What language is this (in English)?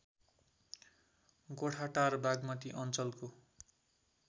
Nepali